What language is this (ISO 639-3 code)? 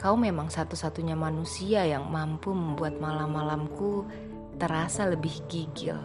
ind